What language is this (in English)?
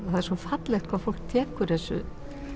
Icelandic